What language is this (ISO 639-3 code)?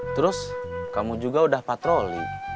ind